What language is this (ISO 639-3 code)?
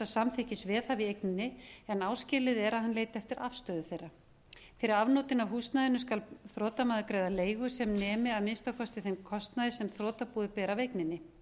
isl